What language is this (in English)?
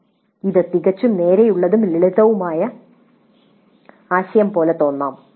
Malayalam